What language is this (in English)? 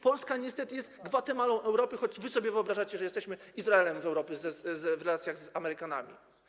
Polish